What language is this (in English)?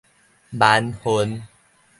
Min Nan Chinese